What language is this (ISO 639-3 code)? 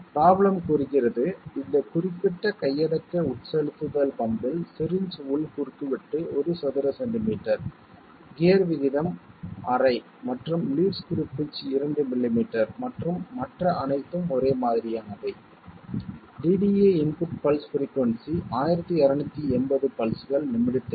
tam